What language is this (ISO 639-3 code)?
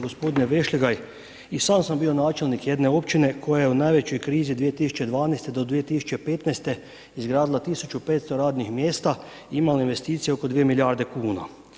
hrv